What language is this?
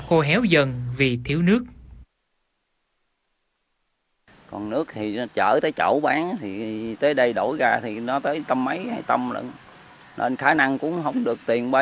Vietnamese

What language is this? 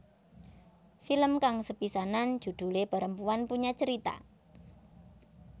Javanese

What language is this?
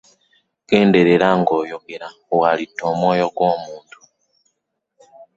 Ganda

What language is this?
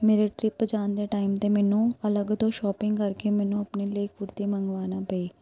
Punjabi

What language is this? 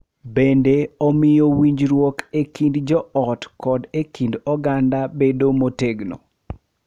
Luo (Kenya and Tanzania)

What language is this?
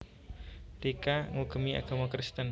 Javanese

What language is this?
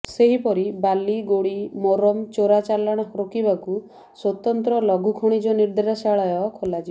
Odia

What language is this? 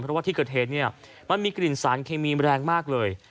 Thai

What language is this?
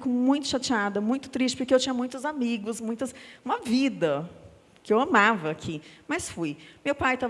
Portuguese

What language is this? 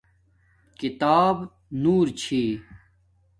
Domaaki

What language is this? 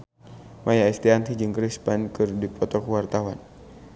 Sundanese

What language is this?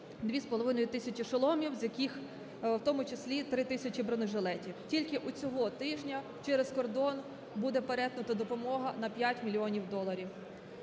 Ukrainian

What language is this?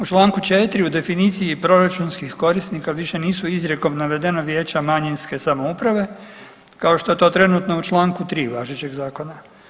Croatian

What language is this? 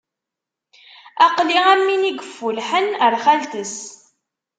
Kabyle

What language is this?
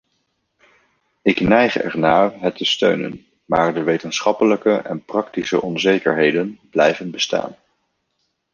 Dutch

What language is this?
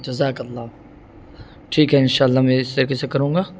Urdu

